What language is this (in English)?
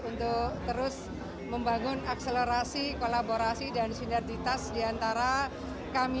Indonesian